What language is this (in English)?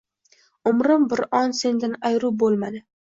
Uzbek